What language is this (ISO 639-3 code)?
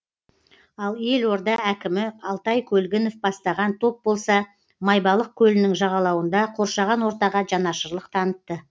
kaz